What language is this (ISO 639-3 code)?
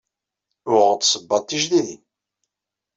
kab